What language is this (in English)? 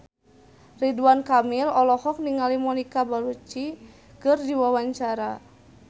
Sundanese